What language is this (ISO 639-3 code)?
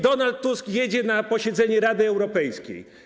pol